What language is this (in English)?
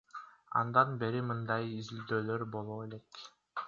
Kyrgyz